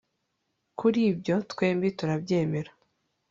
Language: Kinyarwanda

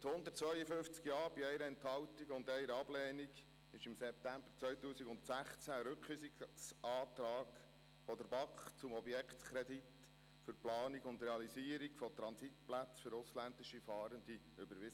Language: Swiss German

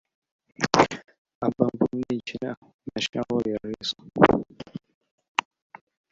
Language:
Kabyle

